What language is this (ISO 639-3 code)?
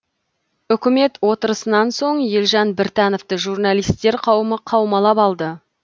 kaz